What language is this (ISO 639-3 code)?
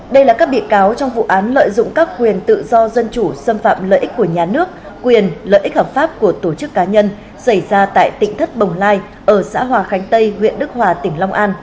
vie